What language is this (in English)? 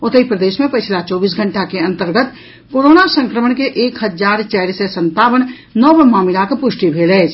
Maithili